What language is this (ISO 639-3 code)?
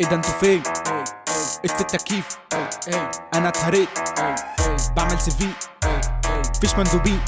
ara